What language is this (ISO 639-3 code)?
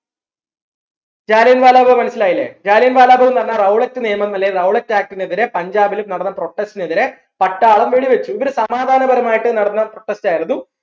mal